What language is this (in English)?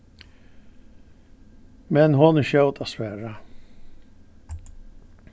Faroese